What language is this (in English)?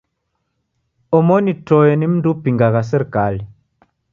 Taita